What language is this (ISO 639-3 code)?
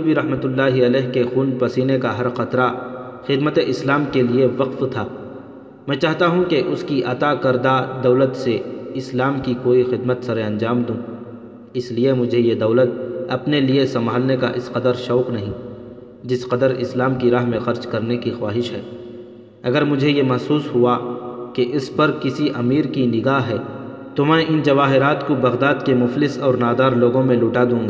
urd